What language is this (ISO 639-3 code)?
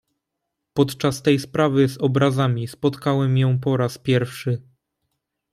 pol